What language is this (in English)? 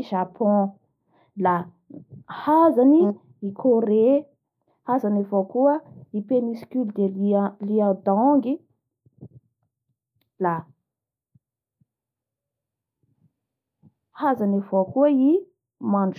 Bara Malagasy